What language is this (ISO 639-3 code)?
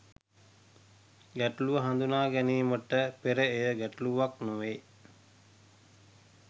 sin